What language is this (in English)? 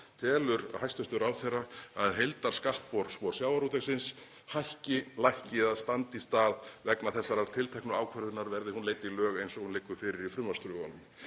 Icelandic